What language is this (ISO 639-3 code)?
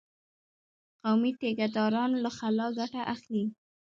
pus